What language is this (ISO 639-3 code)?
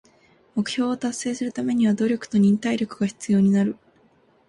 jpn